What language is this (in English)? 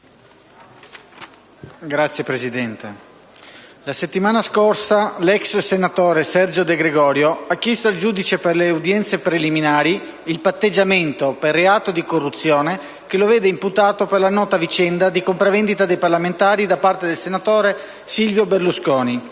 Italian